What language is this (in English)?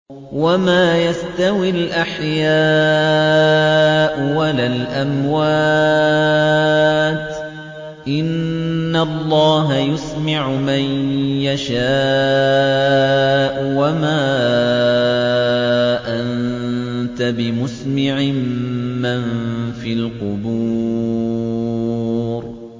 Arabic